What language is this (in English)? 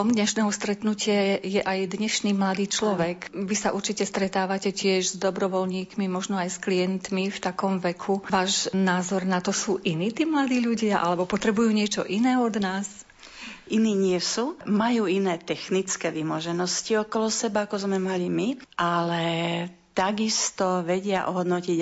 Slovak